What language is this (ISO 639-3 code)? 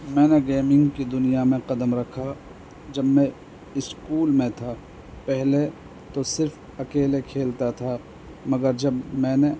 urd